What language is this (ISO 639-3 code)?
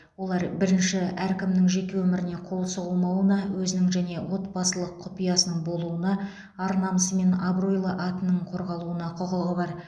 kaz